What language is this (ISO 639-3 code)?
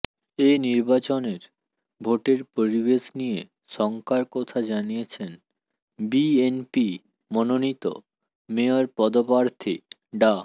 ben